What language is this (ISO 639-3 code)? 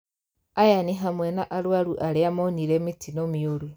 kik